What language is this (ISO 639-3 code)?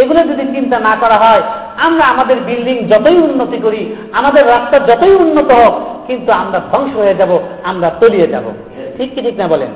ben